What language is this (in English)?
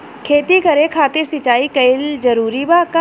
Bhojpuri